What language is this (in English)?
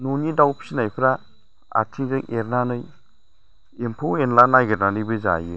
Bodo